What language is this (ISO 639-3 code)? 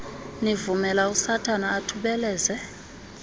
xho